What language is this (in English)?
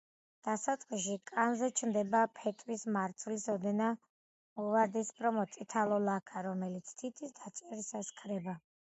Georgian